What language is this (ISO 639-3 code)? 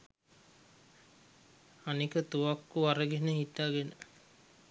sin